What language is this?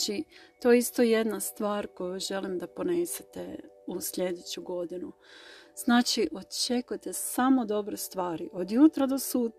Croatian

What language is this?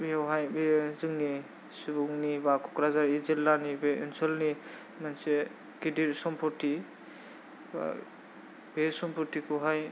Bodo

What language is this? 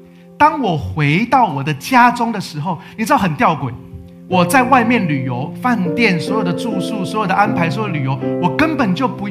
Chinese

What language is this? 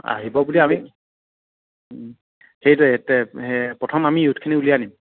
Assamese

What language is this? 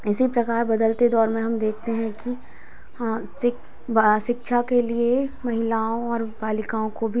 Hindi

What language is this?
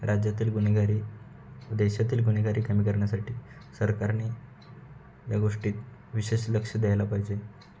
Marathi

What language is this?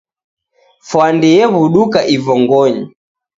Taita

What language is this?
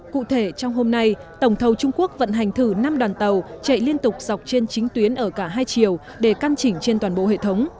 Vietnamese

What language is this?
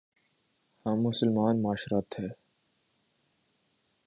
Urdu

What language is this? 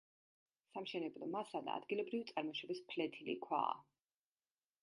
Georgian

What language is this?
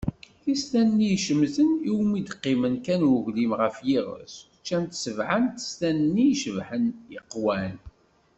Kabyle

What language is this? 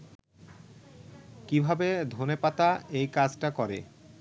Bangla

